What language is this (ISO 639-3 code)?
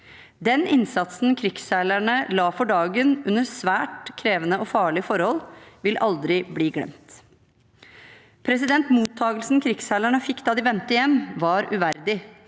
nor